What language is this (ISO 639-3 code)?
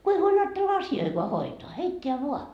fin